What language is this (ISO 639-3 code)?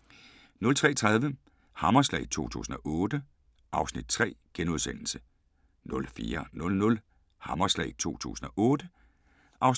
dan